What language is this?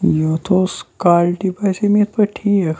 Kashmiri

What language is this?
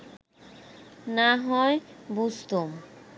Bangla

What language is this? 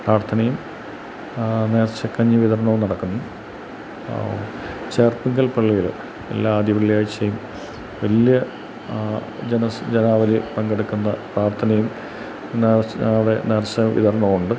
Malayalam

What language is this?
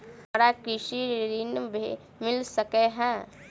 Maithili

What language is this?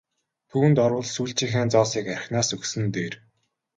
Mongolian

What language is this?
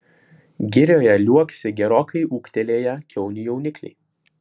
Lithuanian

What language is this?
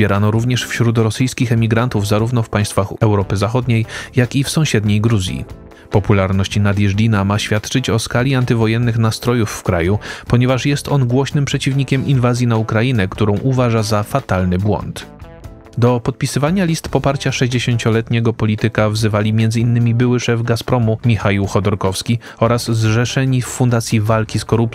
Polish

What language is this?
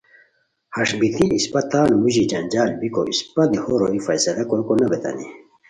Khowar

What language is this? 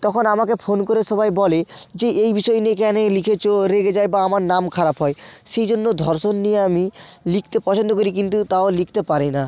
Bangla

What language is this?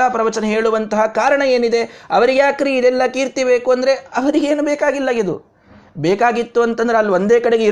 Kannada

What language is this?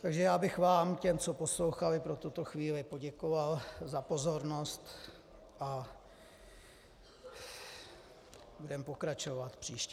Czech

